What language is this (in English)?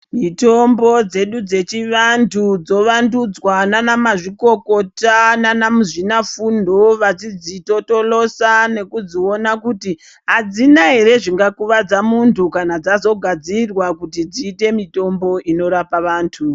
Ndau